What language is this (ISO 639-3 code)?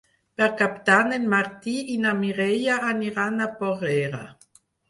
cat